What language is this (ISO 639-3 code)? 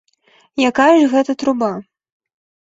bel